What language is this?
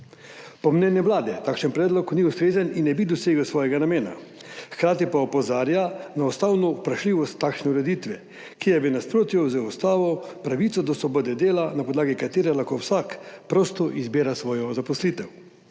Slovenian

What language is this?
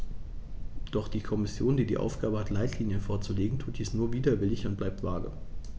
German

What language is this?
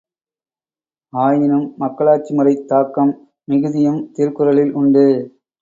Tamil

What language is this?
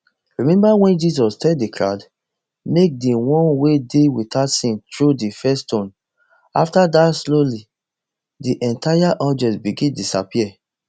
Nigerian Pidgin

